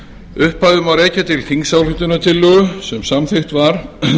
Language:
Icelandic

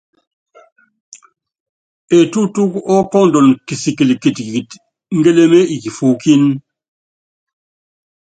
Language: Yangben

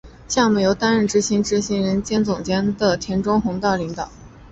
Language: Chinese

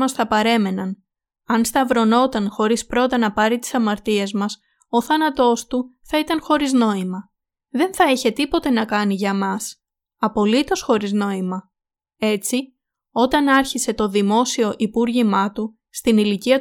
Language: Greek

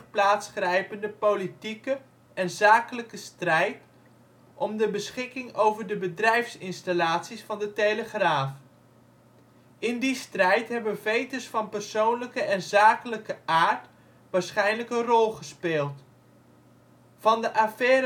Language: Dutch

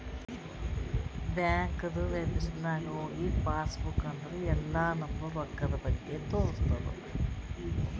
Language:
Kannada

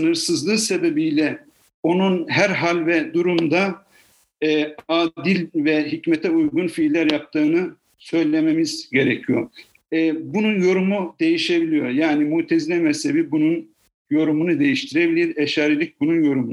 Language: Turkish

